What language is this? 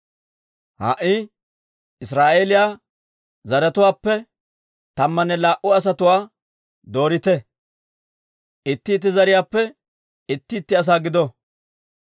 Dawro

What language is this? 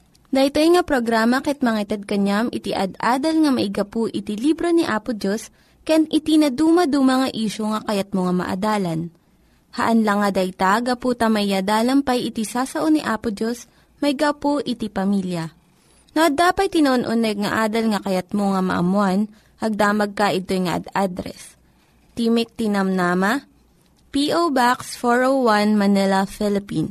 Filipino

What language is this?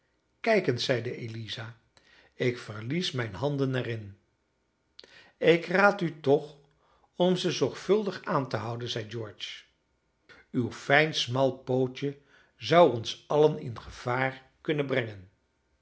Dutch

